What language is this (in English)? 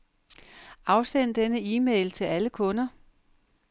Danish